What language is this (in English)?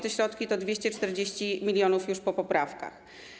Polish